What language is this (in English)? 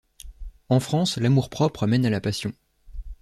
French